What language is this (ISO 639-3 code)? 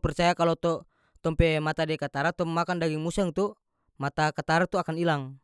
max